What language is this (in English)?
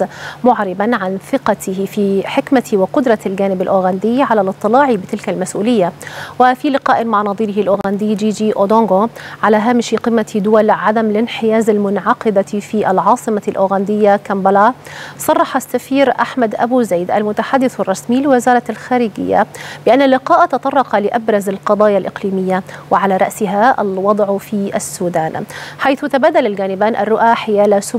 Arabic